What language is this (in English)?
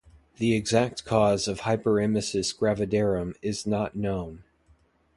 English